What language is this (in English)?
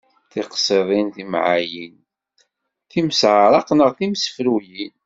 Kabyle